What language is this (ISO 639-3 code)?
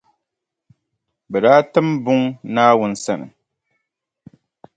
dag